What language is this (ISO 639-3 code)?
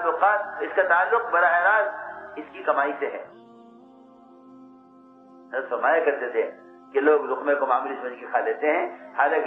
ara